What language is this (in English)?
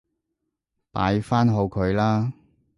Cantonese